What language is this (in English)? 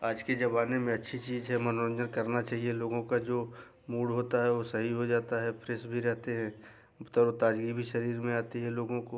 Hindi